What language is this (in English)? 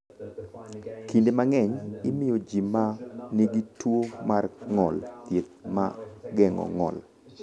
Luo (Kenya and Tanzania)